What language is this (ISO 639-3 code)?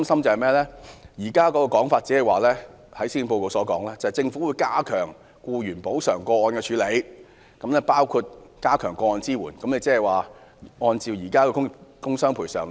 yue